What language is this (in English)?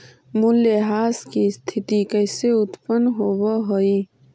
Magahi